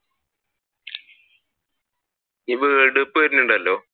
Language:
Malayalam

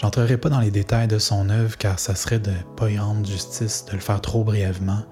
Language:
French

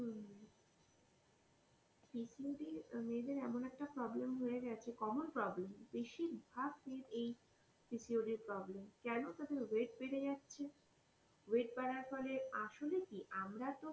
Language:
Bangla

